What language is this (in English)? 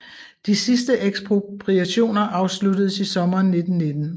Danish